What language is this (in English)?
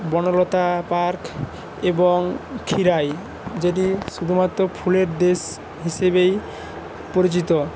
Bangla